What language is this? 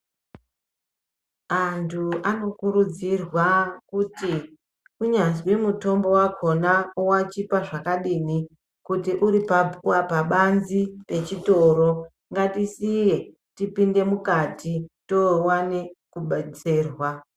Ndau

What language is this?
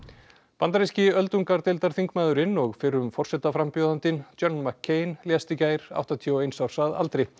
Icelandic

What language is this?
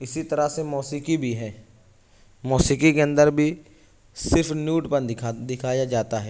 Urdu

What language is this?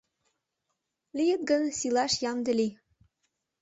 Mari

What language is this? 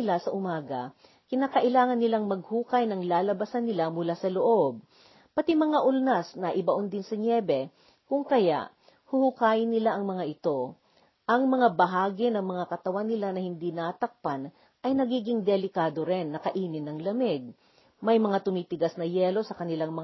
Filipino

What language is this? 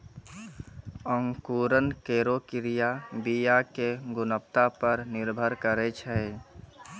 Maithili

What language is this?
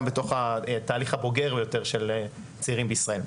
Hebrew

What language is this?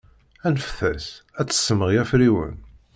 Kabyle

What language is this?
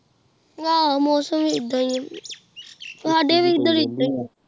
Punjabi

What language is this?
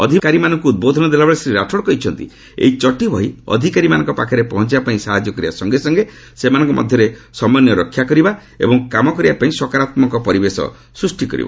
Odia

